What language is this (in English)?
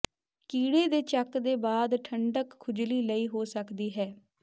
Punjabi